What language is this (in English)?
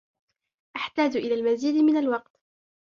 Arabic